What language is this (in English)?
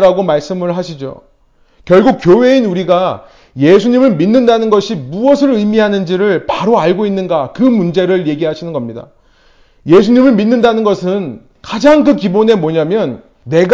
Korean